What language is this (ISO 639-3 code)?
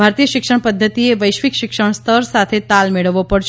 guj